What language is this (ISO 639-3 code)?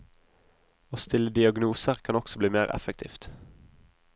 nor